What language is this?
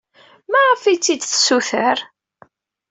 Kabyle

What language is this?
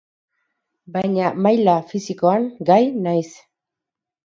Basque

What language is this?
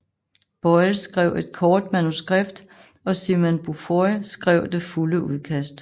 Danish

